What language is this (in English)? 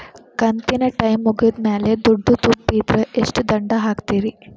Kannada